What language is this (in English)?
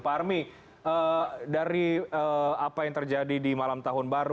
Indonesian